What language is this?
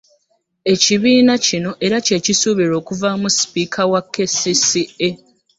Ganda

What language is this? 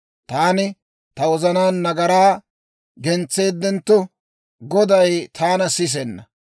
Dawro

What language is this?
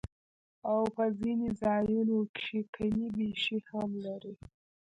Pashto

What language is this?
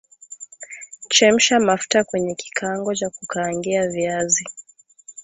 Swahili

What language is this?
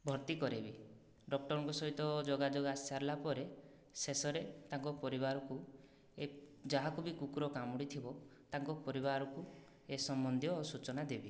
Odia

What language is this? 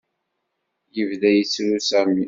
Kabyle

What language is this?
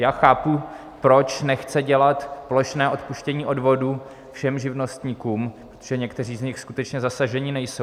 Czech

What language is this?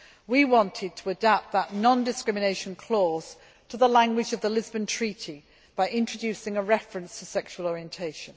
English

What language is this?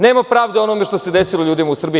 Serbian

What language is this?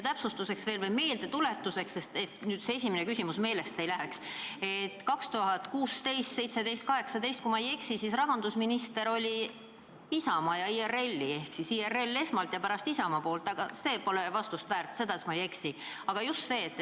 Estonian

